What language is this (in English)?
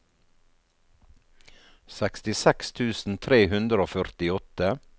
Norwegian